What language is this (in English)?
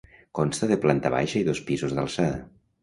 Catalan